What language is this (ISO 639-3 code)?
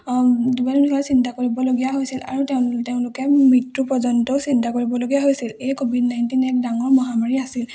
asm